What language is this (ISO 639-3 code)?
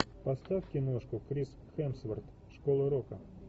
rus